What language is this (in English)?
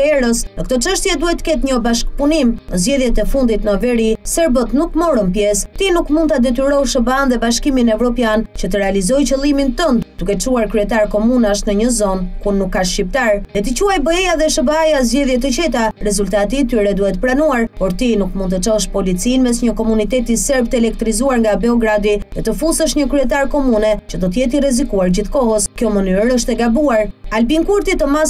Romanian